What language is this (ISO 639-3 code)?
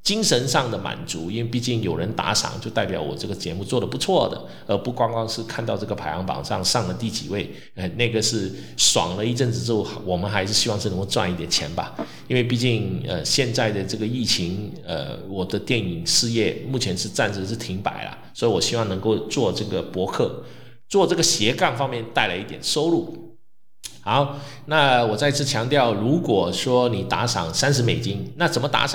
zho